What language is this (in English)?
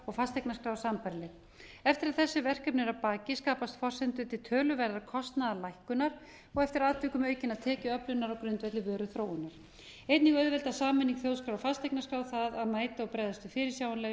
Icelandic